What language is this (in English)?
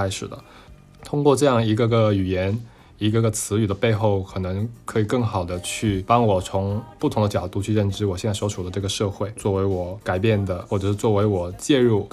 Chinese